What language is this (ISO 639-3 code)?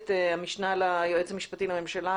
heb